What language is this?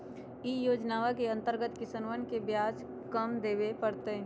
Magahi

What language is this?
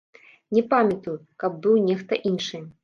Belarusian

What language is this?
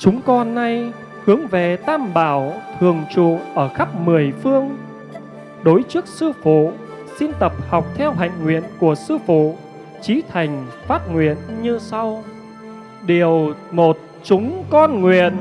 Vietnamese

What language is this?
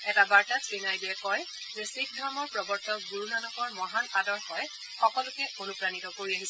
Assamese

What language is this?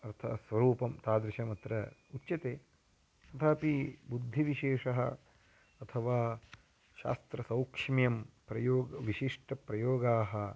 Sanskrit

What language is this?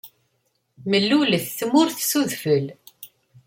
Kabyle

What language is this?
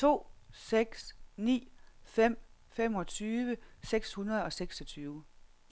Danish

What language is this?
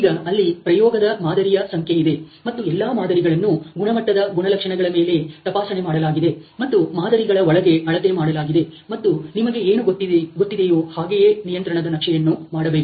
Kannada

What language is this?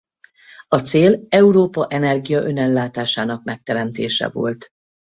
Hungarian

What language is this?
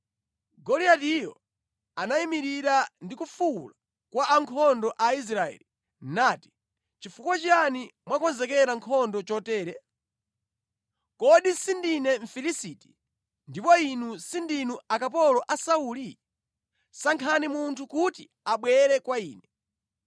Nyanja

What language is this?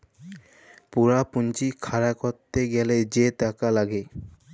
Bangla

